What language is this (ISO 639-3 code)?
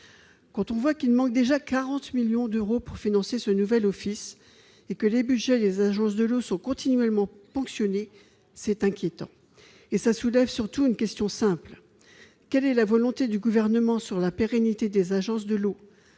fra